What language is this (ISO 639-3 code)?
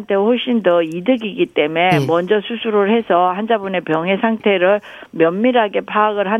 kor